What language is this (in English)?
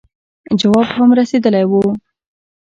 Pashto